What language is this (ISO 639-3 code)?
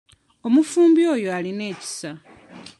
lug